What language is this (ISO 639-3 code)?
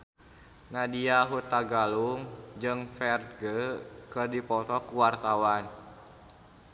sun